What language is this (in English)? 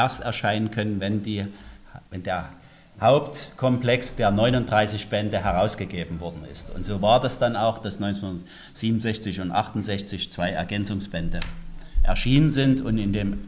German